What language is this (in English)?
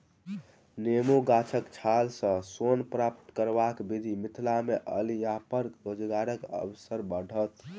Maithili